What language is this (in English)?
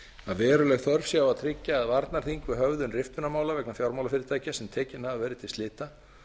Icelandic